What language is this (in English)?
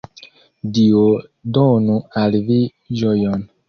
Esperanto